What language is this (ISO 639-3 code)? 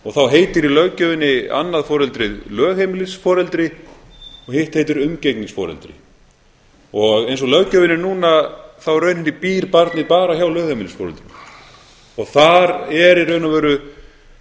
isl